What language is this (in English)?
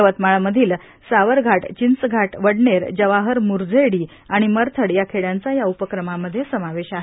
Marathi